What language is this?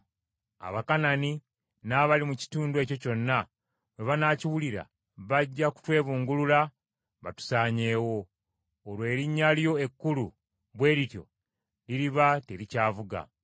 Ganda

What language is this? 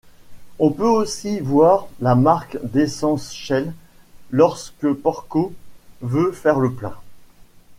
French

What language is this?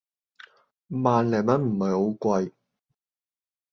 Cantonese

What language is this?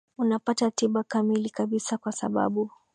Swahili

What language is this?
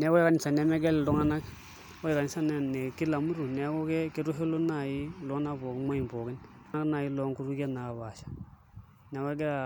Masai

